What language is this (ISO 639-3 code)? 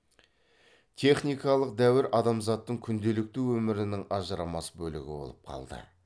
kaz